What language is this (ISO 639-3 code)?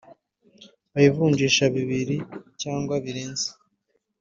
kin